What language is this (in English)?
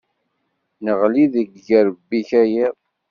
Kabyle